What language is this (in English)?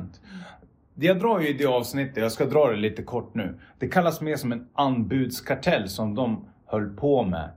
Swedish